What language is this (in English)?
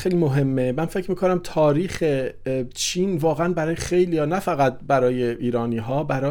Persian